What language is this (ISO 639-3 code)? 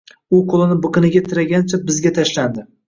uzb